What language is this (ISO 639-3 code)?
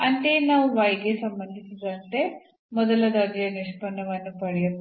kan